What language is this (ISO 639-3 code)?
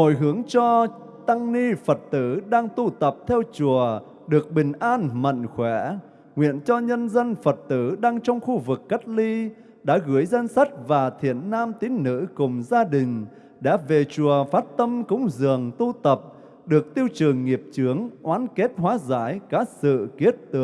vie